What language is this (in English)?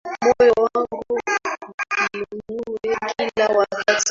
Swahili